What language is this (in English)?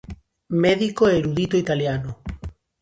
Galician